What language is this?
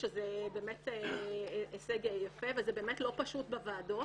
Hebrew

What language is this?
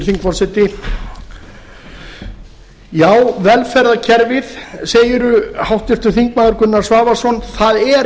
Icelandic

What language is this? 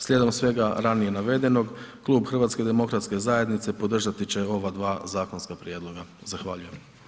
Croatian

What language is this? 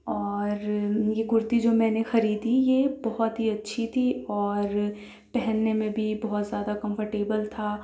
Urdu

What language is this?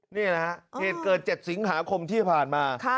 Thai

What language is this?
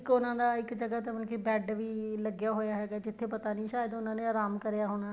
Punjabi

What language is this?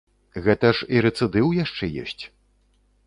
Belarusian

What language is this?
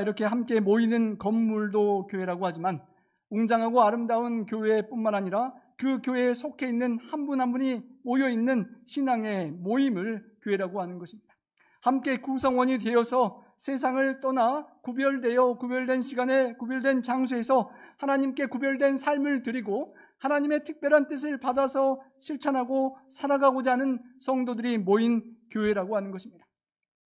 Korean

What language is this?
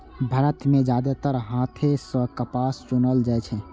Maithili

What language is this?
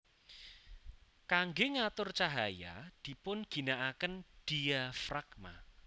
Javanese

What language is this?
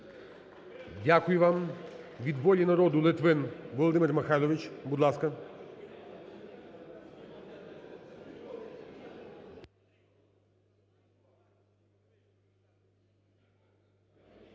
Ukrainian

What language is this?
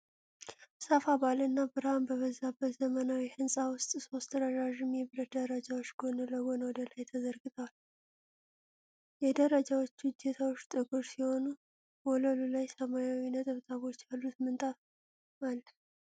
Amharic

